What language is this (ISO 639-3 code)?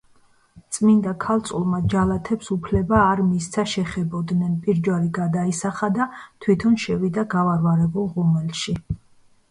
kat